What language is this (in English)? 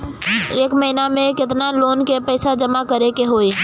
Bhojpuri